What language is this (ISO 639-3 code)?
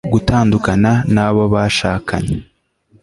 kin